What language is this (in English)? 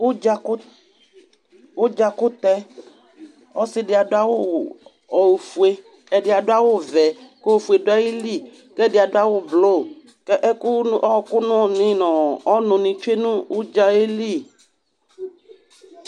Ikposo